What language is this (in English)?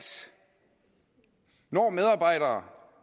Danish